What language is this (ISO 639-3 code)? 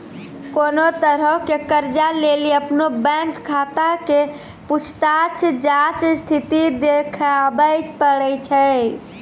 mai